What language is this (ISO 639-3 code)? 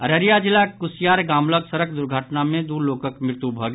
mai